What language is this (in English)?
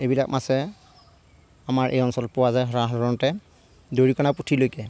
Assamese